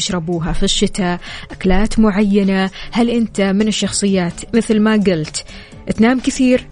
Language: Arabic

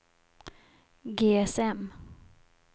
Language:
Swedish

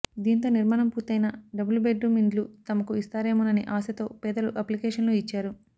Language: Telugu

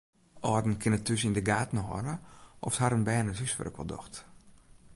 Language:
Western Frisian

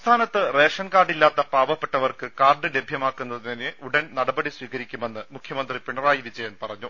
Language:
Malayalam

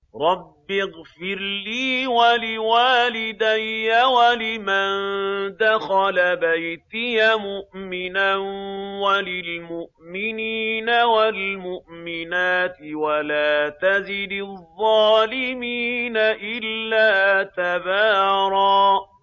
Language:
Arabic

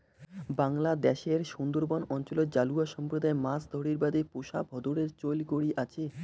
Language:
Bangla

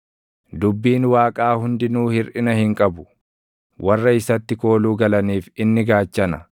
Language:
Oromo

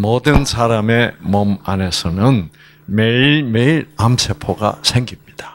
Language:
Korean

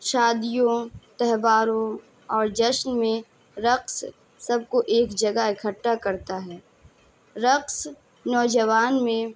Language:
Urdu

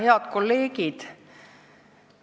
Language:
Estonian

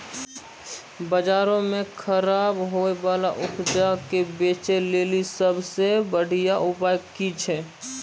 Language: Maithili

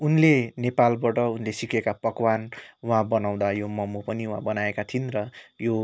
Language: Nepali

